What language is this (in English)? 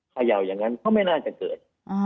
Thai